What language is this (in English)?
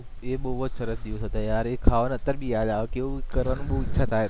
Gujarati